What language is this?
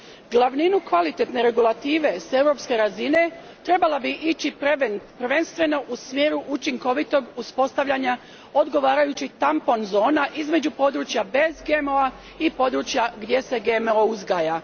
Croatian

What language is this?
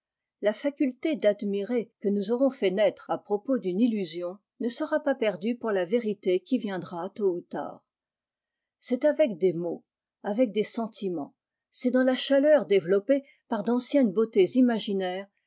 French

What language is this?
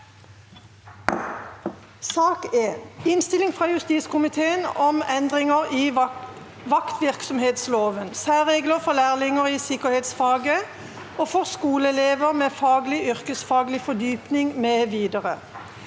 Norwegian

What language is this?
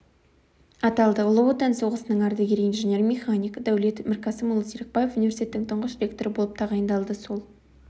Kazakh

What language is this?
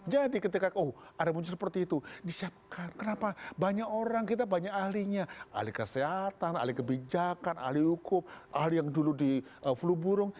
Indonesian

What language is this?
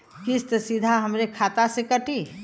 Bhojpuri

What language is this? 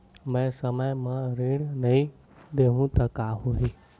Chhattisgarhi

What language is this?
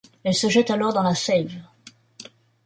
French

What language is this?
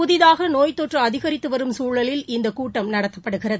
Tamil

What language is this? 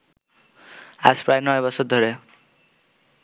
Bangla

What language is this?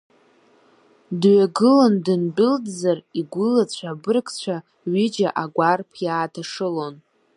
Abkhazian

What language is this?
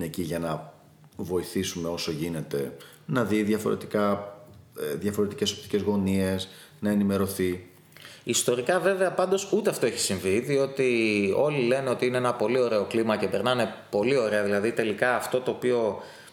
Greek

